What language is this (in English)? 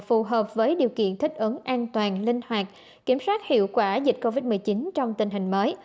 Vietnamese